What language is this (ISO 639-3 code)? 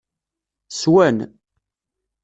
kab